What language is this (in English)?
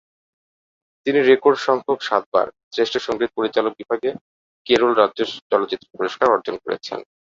Bangla